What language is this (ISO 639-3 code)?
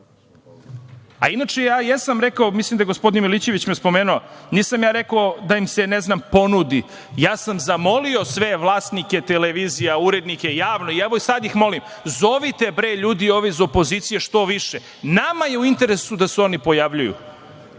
srp